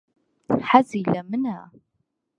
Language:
Central Kurdish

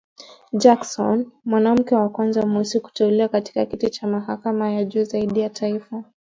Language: Swahili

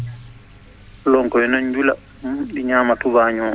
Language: Fula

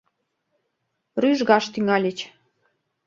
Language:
Mari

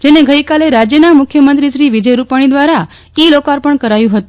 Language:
Gujarati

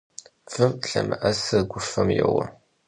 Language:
Kabardian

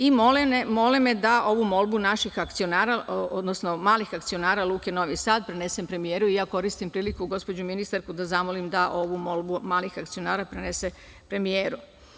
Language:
Serbian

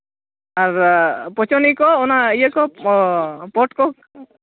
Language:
Santali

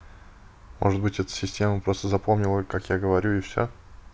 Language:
Russian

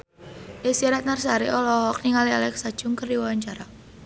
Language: Sundanese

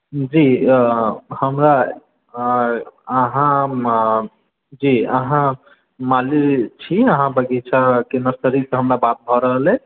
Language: Maithili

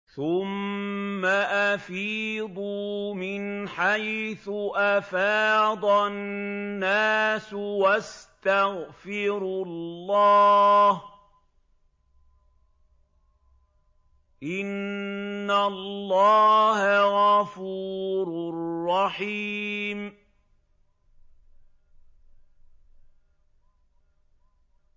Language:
Arabic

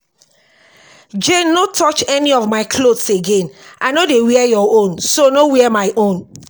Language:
Nigerian Pidgin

